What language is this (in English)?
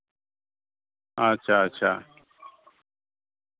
Santali